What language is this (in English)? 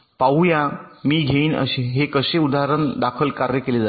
Marathi